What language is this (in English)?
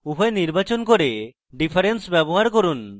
Bangla